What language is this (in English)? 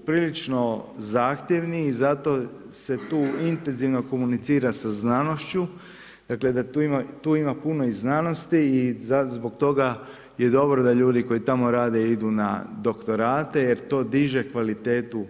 Croatian